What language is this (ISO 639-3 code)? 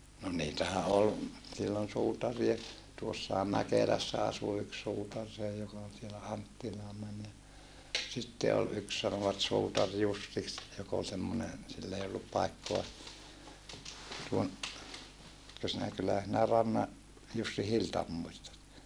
fin